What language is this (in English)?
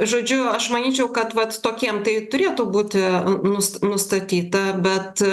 Lithuanian